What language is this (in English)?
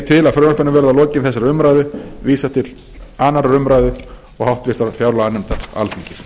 Icelandic